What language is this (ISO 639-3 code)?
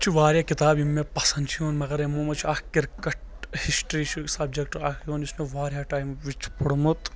kas